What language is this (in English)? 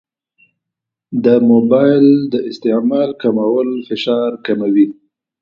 Pashto